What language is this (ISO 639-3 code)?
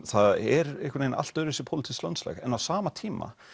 isl